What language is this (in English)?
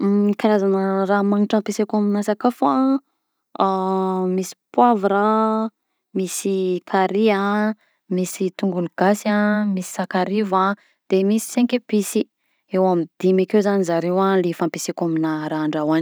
Southern Betsimisaraka Malagasy